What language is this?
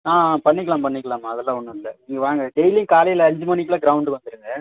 Tamil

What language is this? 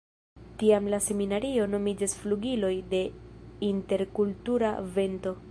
Esperanto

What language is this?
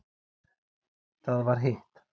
Icelandic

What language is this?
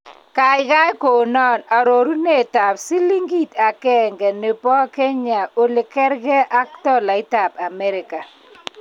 Kalenjin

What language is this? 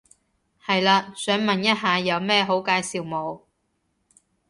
Cantonese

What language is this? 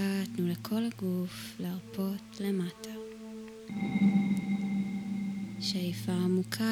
Hebrew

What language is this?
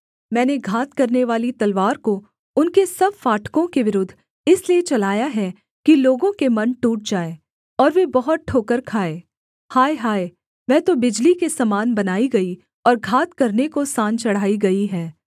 Hindi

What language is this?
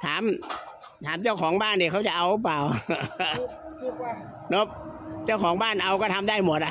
Thai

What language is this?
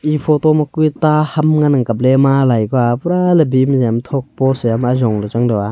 Wancho Naga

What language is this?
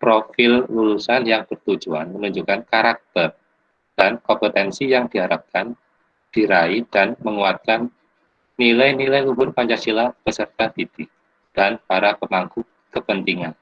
Indonesian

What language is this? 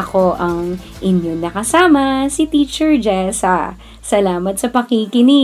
Filipino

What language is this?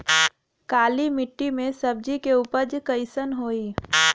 Bhojpuri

